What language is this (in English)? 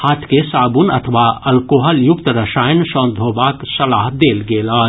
Maithili